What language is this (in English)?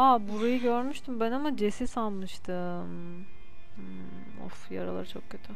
Turkish